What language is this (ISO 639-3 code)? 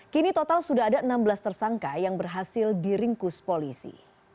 ind